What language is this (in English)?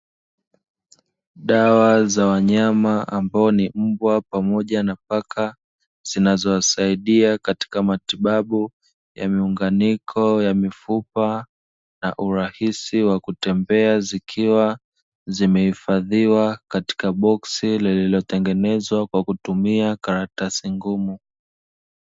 Swahili